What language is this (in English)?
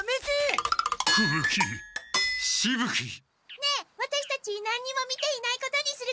Japanese